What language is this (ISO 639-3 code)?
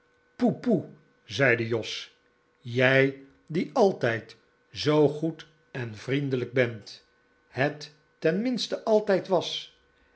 nld